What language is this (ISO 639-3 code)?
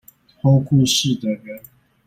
zho